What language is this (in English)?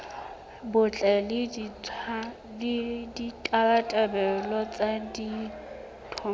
Southern Sotho